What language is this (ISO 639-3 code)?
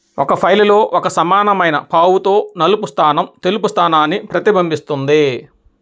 tel